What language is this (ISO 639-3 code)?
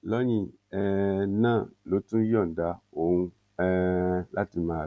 yor